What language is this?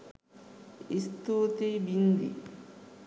Sinhala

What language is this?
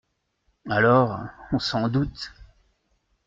French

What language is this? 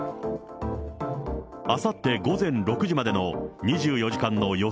Japanese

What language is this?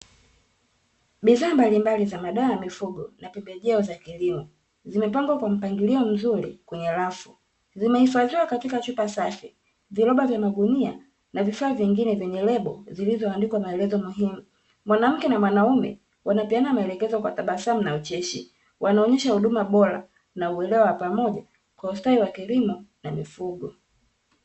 Swahili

